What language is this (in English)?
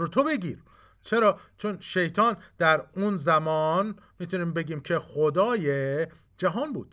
Persian